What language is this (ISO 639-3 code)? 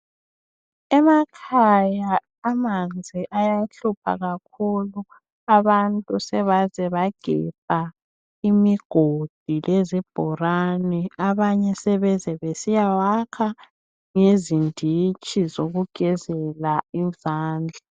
nde